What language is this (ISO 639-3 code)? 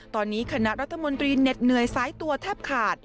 tha